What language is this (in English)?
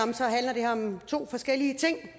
Danish